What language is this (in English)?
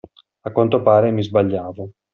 Italian